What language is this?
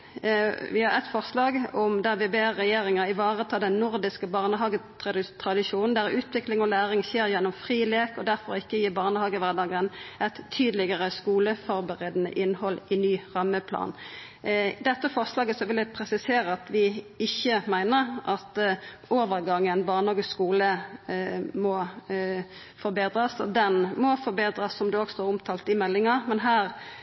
Norwegian Nynorsk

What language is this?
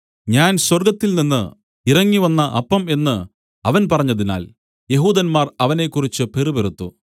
Malayalam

